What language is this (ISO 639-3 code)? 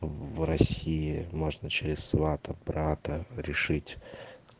rus